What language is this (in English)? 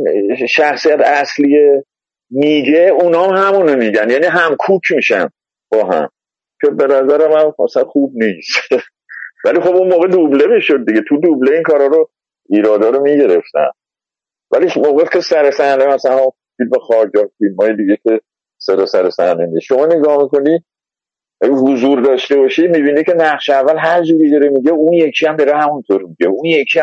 Persian